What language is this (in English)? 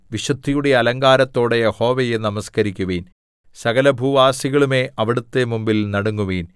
Malayalam